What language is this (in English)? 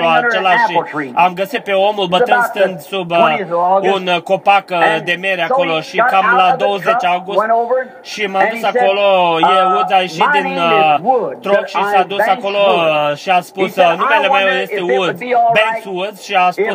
Romanian